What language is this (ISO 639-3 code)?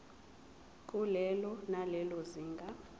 zul